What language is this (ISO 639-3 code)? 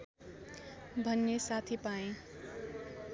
nep